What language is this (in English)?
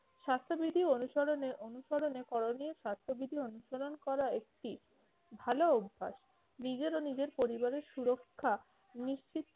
Bangla